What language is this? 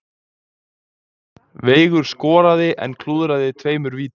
Icelandic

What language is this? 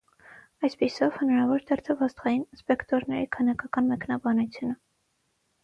Armenian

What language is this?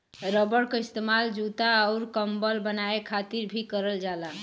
Bhojpuri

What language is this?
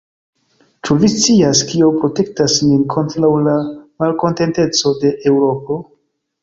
Esperanto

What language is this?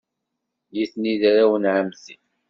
Kabyle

